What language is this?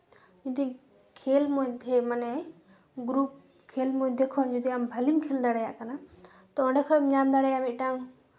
Santali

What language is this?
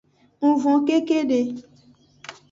Aja (Benin)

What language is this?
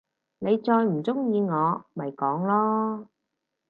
Cantonese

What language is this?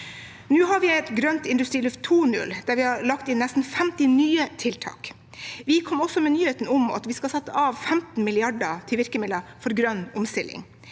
Norwegian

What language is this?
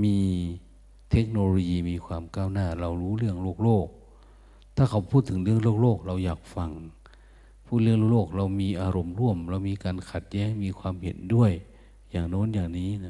Thai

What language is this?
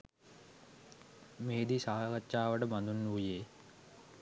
Sinhala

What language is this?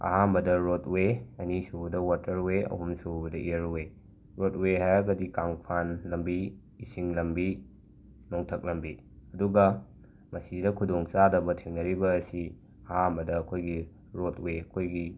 Manipuri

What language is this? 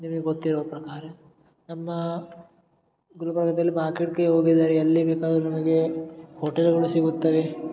Kannada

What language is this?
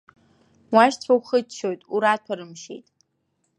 Abkhazian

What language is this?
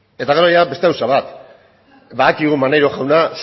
Basque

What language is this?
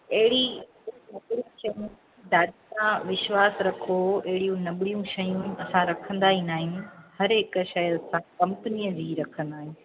Sindhi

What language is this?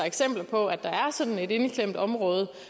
Danish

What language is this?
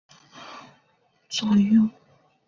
Chinese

